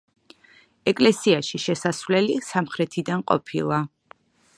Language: Georgian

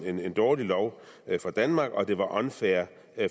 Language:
Danish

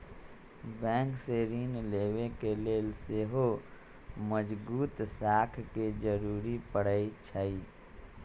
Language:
Magahi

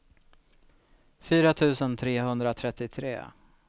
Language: Swedish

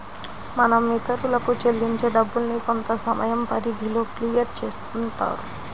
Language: Telugu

